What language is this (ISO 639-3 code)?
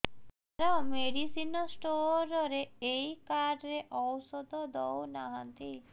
ori